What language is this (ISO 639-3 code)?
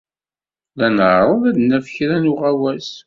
kab